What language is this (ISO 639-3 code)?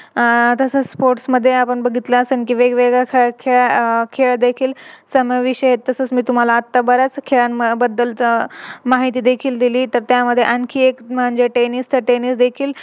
mar